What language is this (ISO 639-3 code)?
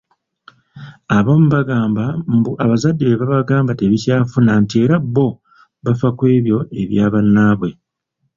lug